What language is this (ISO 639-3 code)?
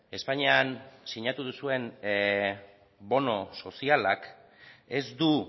eus